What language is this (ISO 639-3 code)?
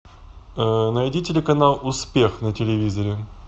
rus